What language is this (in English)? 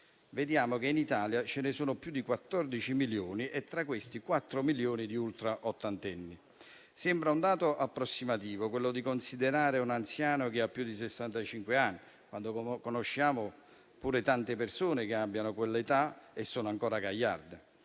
Italian